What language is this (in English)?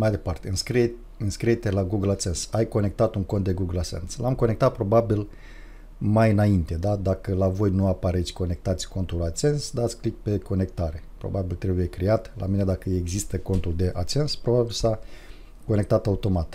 Romanian